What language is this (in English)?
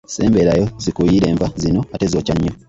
Ganda